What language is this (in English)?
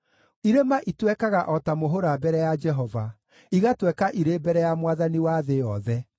Kikuyu